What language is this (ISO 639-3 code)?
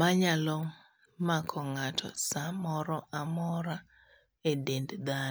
luo